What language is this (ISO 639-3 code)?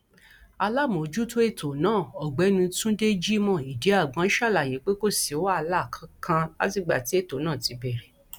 yor